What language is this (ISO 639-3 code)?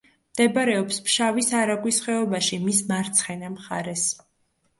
kat